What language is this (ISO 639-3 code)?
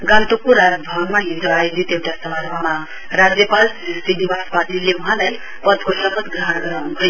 nep